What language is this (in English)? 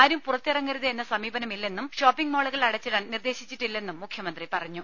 Malayalam